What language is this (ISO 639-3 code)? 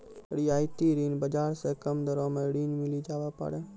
mai